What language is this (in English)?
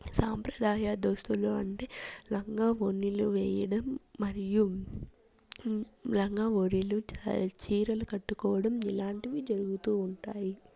Telugu